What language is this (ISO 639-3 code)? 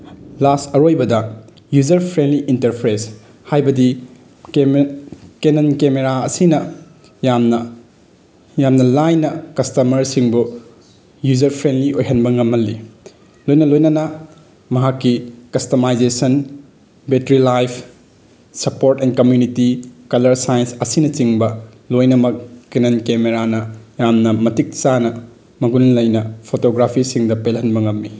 mni